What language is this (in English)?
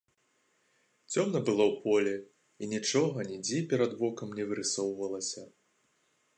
Belarusian